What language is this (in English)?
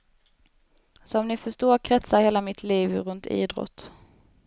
Swedish